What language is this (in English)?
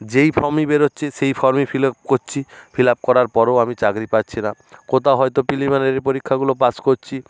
Bangla